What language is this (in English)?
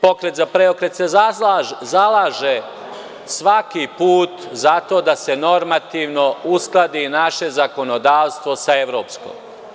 Serbian